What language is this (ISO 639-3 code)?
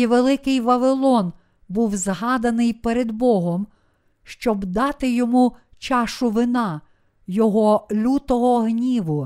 ukr